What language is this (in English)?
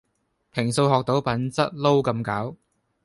Cantonese